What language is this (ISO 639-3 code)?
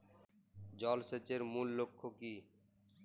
ben